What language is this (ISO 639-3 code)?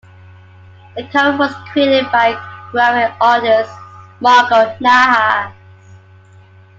eng